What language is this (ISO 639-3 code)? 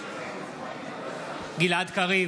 heb